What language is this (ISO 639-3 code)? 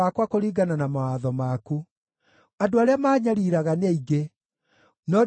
kik